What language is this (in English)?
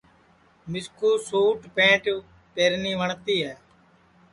Sansi